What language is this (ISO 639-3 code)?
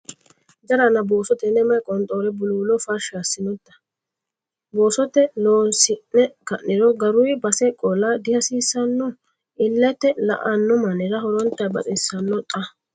sid